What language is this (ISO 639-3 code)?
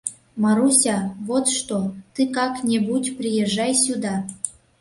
chm